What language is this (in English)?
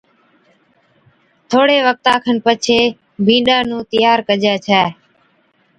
Od